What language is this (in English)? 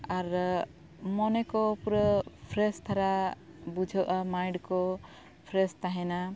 Santali